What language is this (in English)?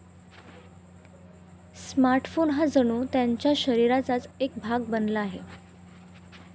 Marathi